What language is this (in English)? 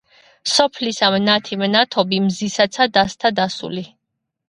Georgian